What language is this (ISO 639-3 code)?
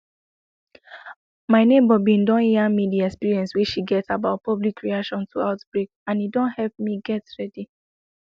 pcm